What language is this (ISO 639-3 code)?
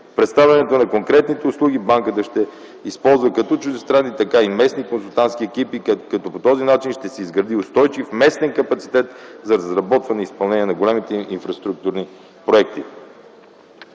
bul